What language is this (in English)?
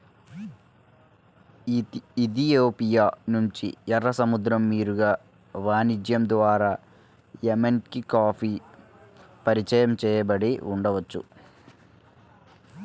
Telugu